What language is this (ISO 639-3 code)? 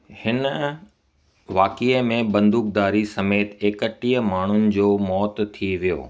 snd